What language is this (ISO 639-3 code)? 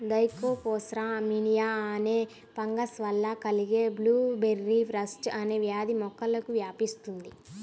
tel